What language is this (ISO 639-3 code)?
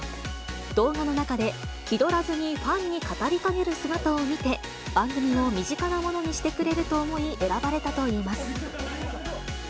jpn